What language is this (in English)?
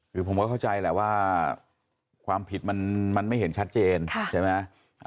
Thai